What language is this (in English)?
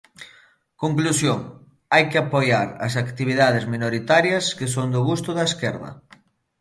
Galician